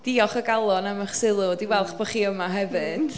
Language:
Welsh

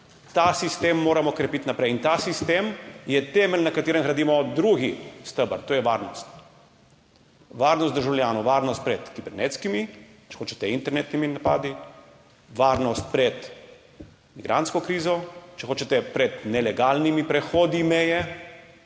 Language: Slovenian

